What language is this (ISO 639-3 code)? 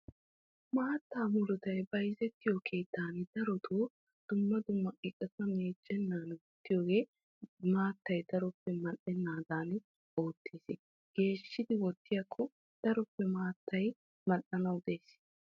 wal